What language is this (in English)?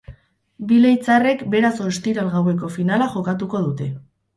Basque